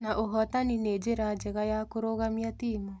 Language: Kikuyu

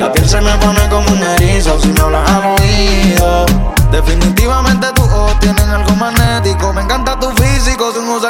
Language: Spanish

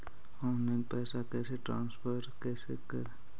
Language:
Magahi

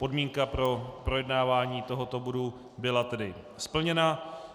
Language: Czech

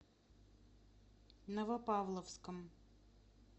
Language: Russian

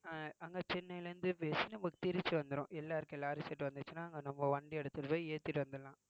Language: Tamil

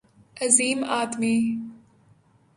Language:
Urdu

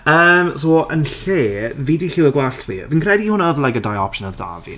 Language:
Welsh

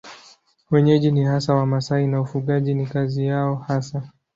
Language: Swahili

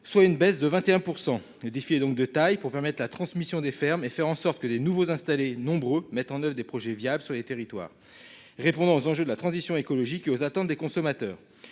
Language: French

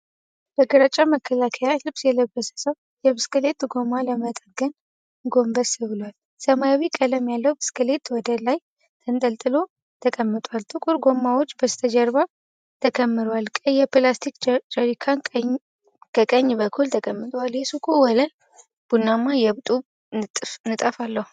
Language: Amharic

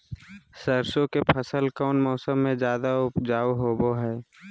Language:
Magahi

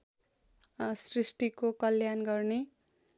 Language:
Nepali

